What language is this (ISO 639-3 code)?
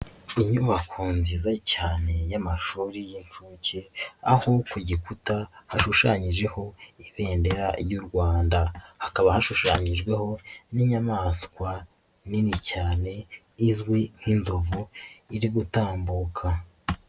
kin